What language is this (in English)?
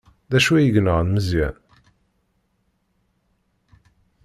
Kabyle